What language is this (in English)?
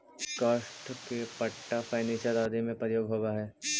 Magahi